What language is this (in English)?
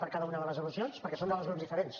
Catalan